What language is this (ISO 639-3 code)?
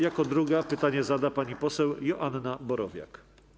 pol